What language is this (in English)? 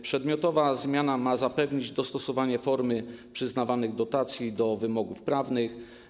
Polish